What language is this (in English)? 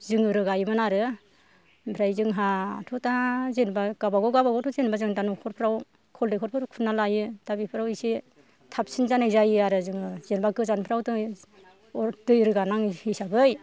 Bodo